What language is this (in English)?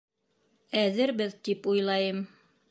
Bashkir